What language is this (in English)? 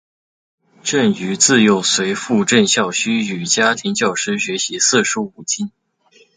Chinese